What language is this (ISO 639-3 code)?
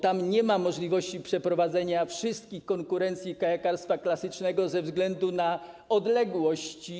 pol